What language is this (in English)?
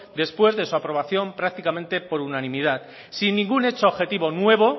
Spanish